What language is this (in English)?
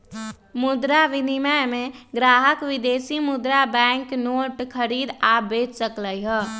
Magahi